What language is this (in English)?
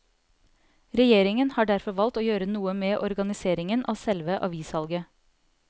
Norwegian